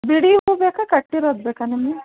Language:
Kannada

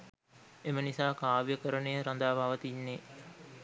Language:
Sinhala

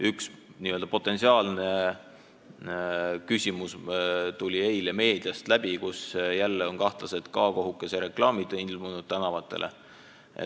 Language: Estonian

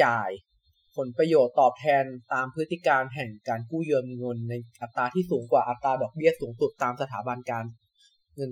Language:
Thai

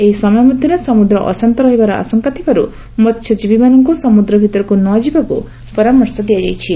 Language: Odia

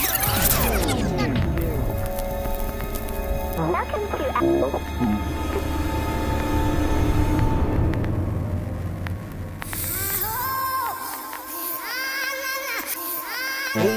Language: English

